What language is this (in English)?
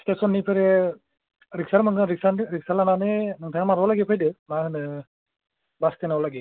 Bodo